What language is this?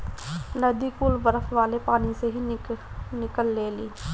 Bhojpuri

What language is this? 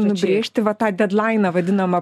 Lithuanian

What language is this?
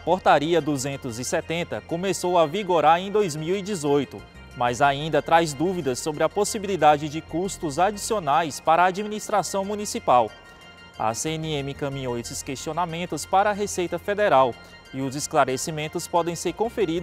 Portuguese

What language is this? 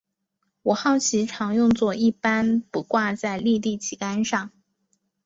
Chinese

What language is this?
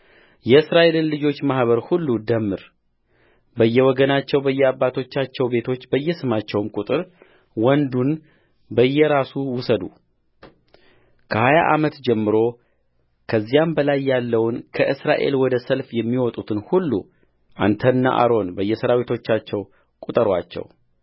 Amharic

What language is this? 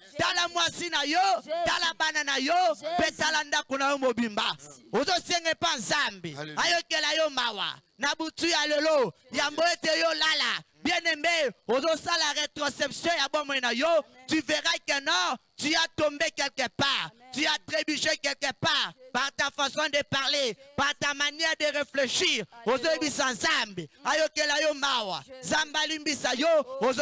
French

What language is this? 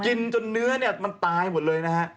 Thai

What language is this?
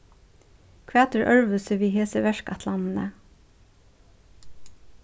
Faroese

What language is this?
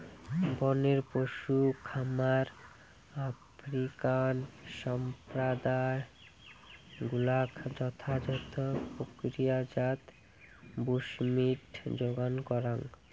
Bangla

